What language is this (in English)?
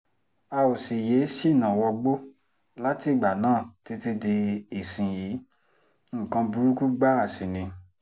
Yoruba